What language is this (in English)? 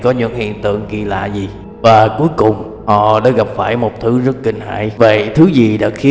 Vietnamese